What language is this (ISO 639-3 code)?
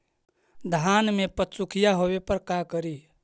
mag